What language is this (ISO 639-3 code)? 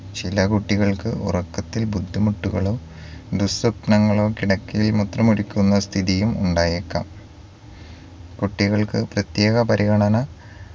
mal